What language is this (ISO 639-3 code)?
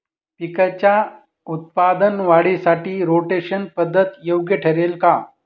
mar